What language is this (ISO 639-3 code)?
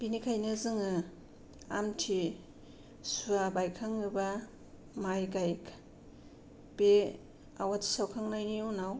brx